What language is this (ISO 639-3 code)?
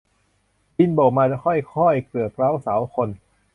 tha